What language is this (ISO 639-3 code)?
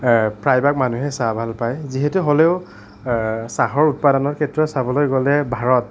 asm